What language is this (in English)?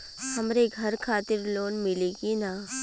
Bhojpuri